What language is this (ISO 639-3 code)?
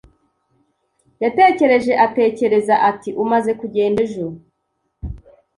kin